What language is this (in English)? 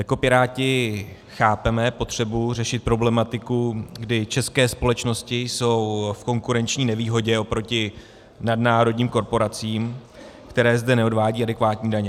Czech